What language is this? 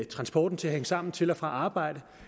Danish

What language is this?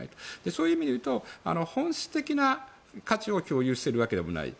Japanese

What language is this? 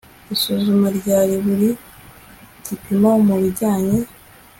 Kinyarwanda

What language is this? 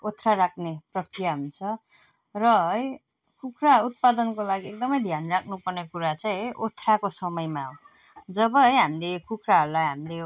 Nepali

